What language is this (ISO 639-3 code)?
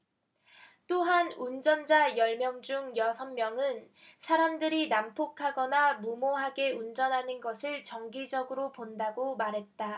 kor